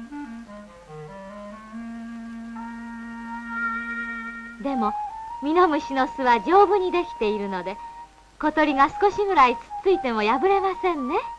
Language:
Japanese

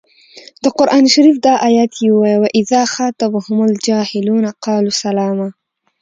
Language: Pashto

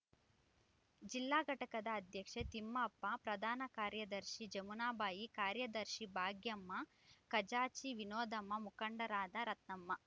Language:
Kannada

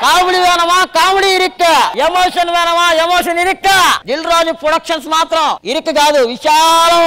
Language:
Romanian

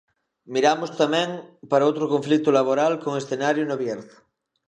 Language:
Galician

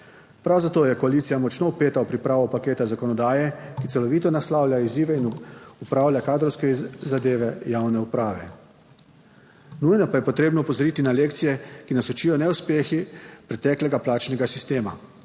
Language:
Slovenian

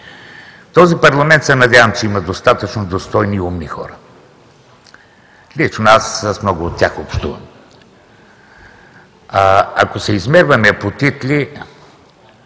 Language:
Bulgarian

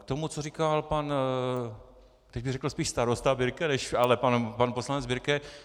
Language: Czech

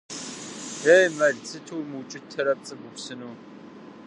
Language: Kabardian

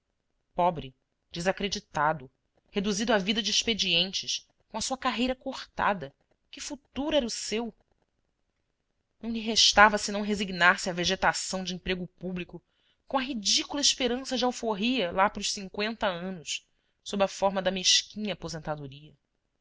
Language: Portuguese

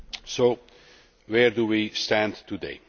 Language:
English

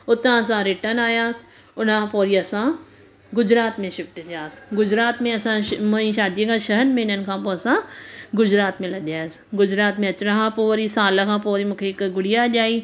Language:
Sindhi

